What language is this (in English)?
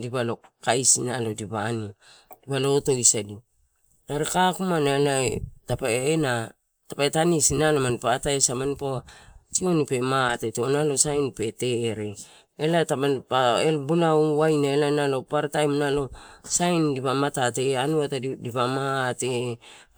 Torau